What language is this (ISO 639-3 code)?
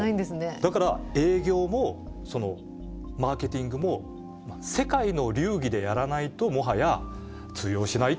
jpn